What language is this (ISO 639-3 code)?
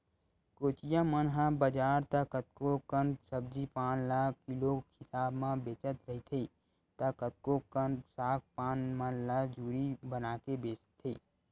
hne